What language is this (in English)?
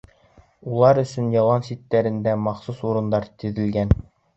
Bashkir